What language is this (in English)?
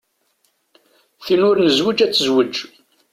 Kabyle